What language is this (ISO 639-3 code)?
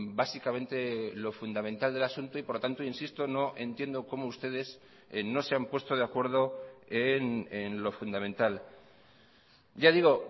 spa